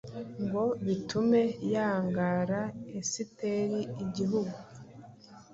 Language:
Kinyarwanda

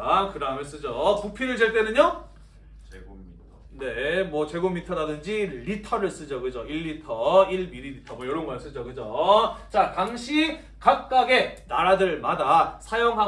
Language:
Korean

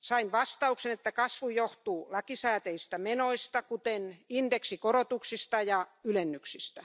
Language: Finnish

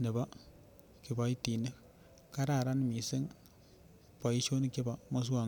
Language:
Kalenjin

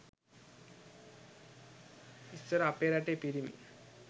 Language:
Sinhala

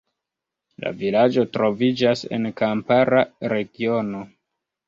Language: Esperanto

